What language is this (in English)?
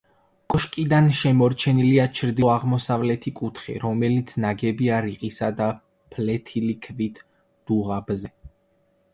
Georgian